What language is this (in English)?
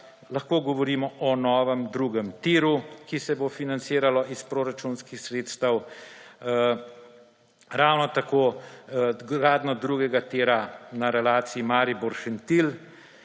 Slovenian